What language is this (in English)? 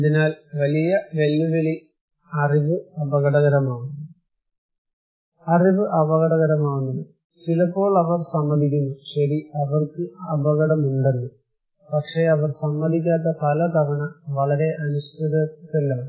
Malayalam